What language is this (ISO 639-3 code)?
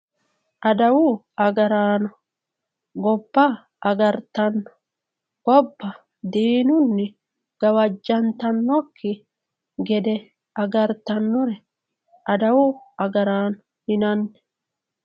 sid